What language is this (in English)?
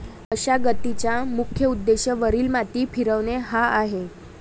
Marathi